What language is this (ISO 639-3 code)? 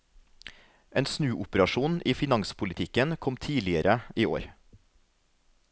nor